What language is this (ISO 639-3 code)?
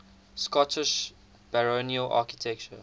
eng